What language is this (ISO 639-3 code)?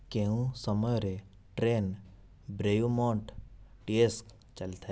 ori